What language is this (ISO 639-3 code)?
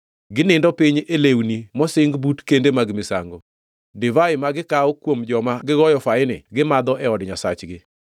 luo